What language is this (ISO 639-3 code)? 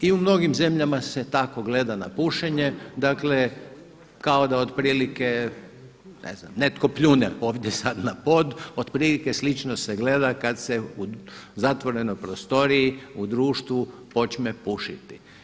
hrv